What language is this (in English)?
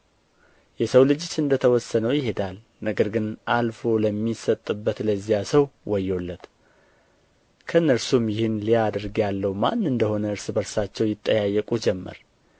Amharic